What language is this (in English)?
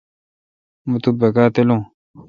Kalkoti